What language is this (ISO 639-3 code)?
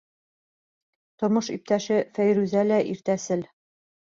bak